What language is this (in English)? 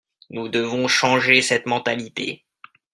French